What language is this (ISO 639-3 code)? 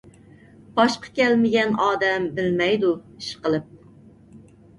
uig